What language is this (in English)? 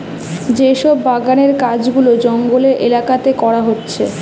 Bangla